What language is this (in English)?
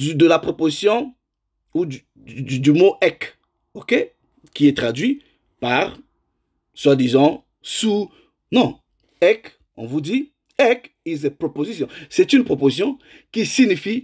French